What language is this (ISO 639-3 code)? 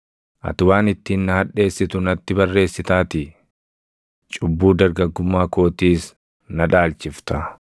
orm